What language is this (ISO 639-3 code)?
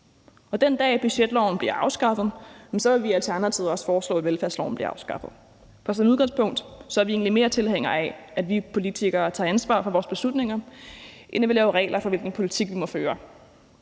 dan